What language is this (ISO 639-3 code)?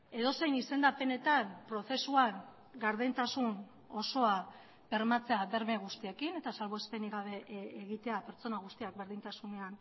eus